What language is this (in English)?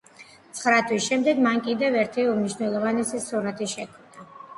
Georgian